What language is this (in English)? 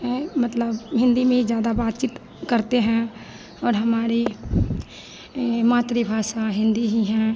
Hindi